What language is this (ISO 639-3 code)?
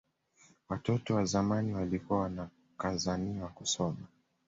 swa